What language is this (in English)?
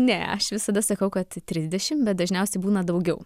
Lithuanian